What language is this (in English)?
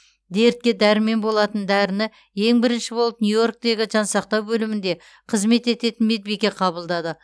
Kazakh